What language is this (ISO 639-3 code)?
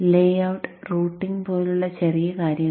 mal